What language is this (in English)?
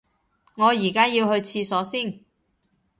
Cantonese